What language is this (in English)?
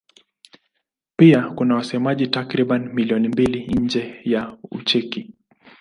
Swahili